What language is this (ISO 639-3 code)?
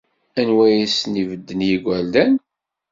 kab